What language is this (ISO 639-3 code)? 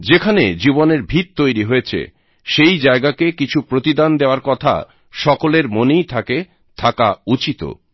ben